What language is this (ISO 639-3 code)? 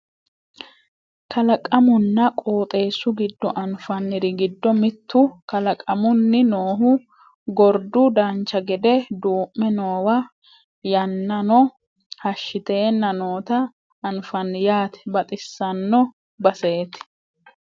sid